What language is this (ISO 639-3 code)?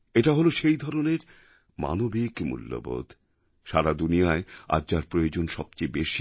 ben